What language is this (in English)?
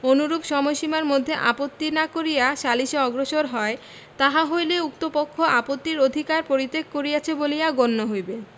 Bangla